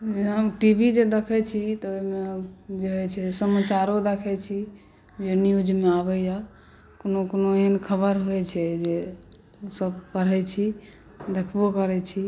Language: Maithili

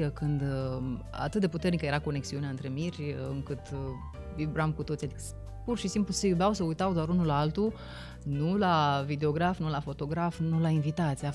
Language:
Romanian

